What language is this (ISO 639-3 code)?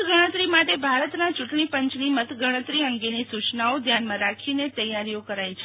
guj